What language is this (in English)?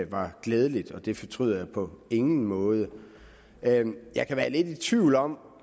Danish